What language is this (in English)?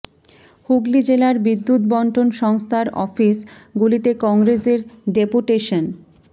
Bangla